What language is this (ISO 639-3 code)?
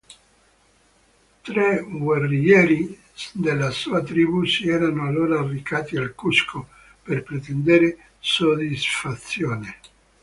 ita